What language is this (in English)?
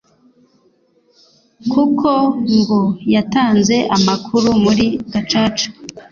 Kinyarwanda